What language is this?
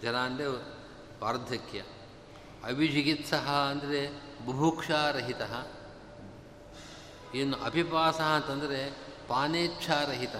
Kannada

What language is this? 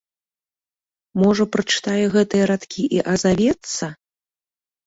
Belarusian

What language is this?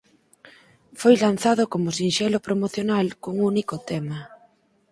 Galician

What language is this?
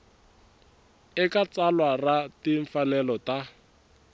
Tsonga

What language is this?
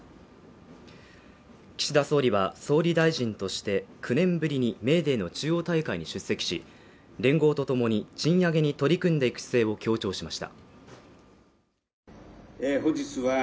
Japanese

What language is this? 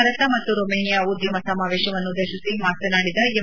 Kannada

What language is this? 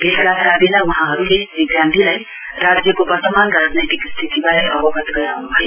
Nepali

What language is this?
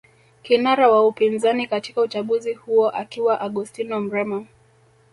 Swahili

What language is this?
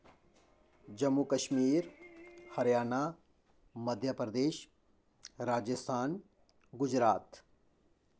Dogri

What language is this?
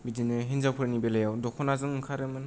Bodo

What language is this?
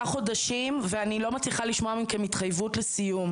Hebrew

